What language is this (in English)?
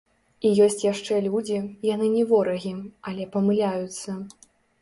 Belarusian